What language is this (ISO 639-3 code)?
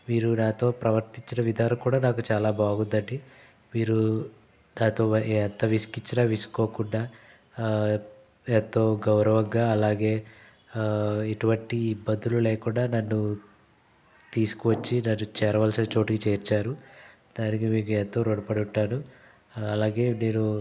tel